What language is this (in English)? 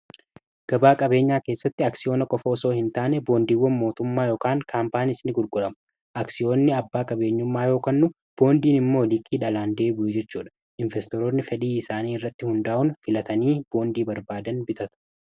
Oromo